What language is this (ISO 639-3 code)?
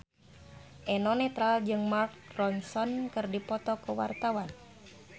sun